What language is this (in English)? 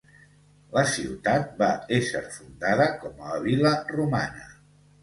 Catalan